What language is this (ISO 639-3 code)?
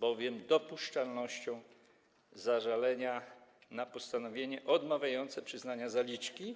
pol